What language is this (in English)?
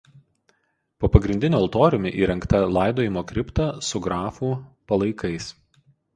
Lithuanian